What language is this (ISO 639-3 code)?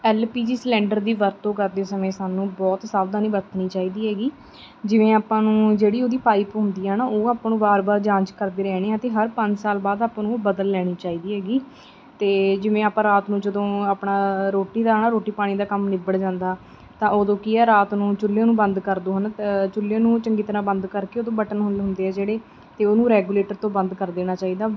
pan